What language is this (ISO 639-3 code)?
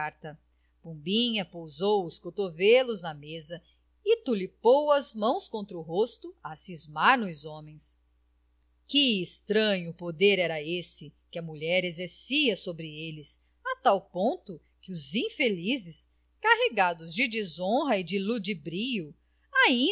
por